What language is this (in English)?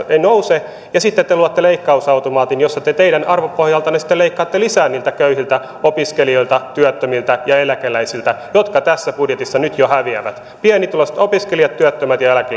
Finnish